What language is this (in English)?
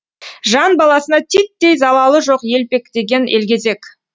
Kazakh